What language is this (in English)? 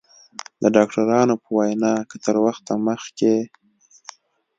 Pashto